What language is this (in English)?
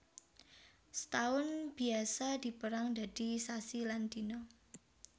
Javanese